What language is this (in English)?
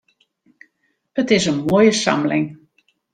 Western Frisian